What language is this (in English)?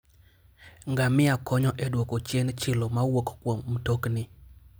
Luo (Kenya and Tanzania)